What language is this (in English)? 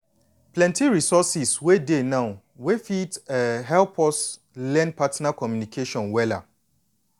Nigerian Pidgin